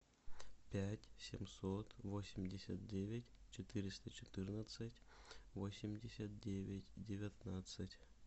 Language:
Russian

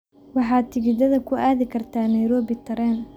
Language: Somali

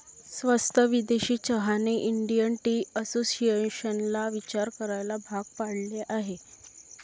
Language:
Marathi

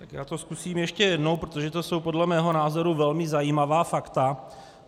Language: Czech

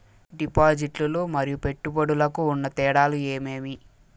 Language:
Telugu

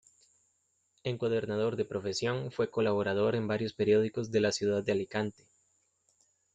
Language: Spanish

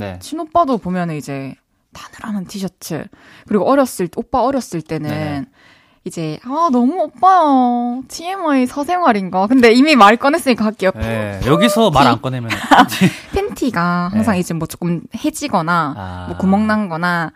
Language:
Korean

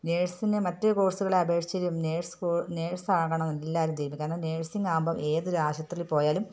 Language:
Malayalam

